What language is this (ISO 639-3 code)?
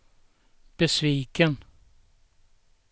swe